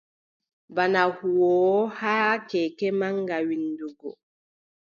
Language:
Adamawa Fulfulde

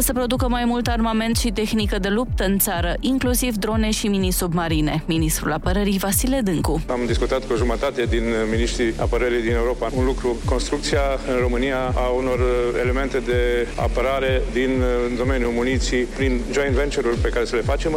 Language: Romanian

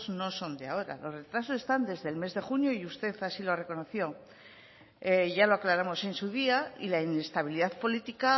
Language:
Spanish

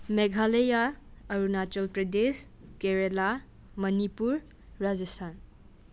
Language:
Manipuri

